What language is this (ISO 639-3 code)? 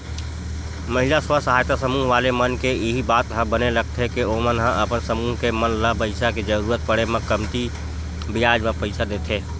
hne